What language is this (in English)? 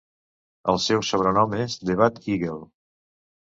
Catalan